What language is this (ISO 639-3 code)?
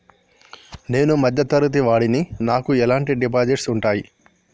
tel